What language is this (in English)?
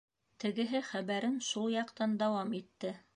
Bashkir